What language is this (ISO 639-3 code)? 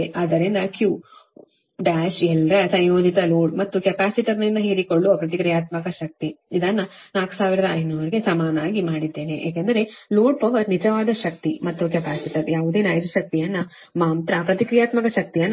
kan